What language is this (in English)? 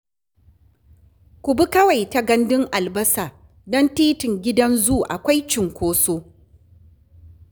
Hausa